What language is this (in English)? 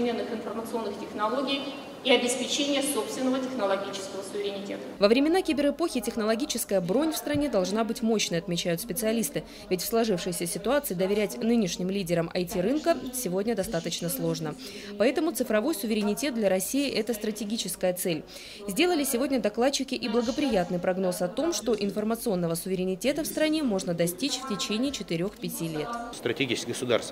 Russian